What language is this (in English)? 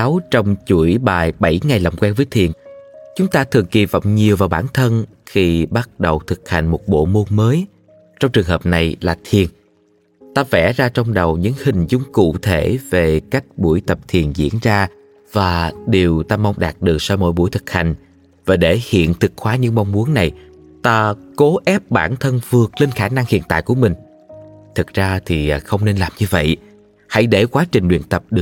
Vietnamese